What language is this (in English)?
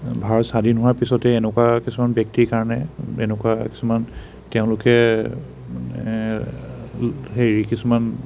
Assamese